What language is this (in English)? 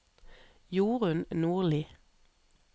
Norwegian